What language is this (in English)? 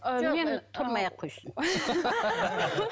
Kazakh